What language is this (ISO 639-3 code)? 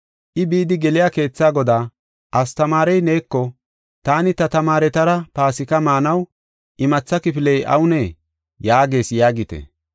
gof